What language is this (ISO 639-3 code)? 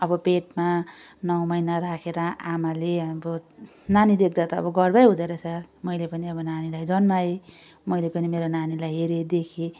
nep